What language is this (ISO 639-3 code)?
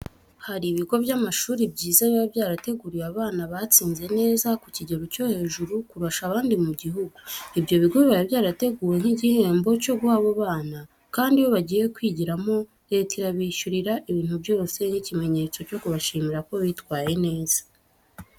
kin